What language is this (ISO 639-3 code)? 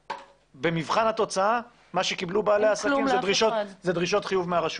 heb